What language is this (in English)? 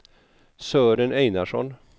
Swedish